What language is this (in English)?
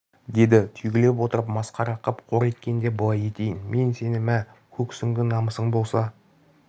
Kazakh